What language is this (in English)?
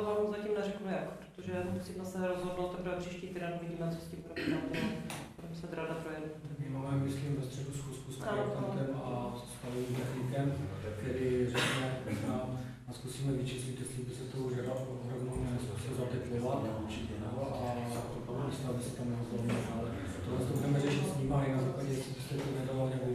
Czech